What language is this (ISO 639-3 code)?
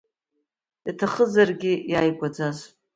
abk